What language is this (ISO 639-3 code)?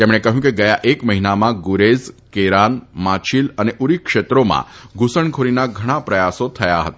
guj